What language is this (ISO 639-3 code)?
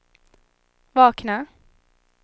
swe